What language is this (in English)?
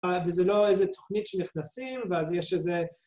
Hebrew